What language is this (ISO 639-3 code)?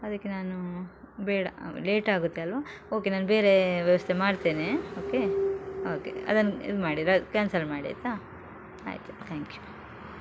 kan